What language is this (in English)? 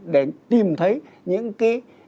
Vietnamese